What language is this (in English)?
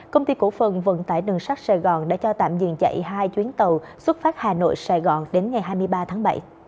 Vietnamese